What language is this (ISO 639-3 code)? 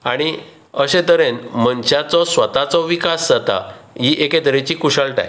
kok